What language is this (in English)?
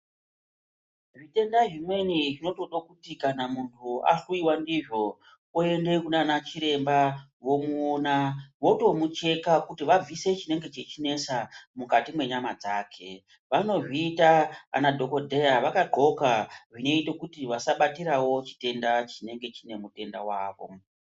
Ndau